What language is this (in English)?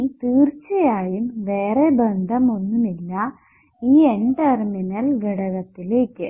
Malayalam